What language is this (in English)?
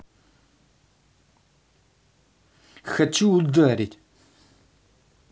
Russian